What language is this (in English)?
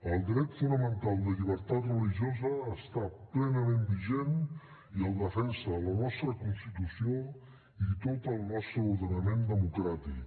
Catalan